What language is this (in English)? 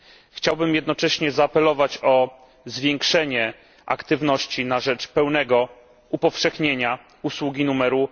Polish